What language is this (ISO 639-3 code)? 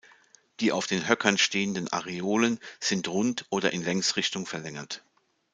deu